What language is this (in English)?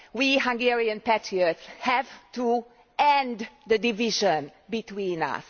English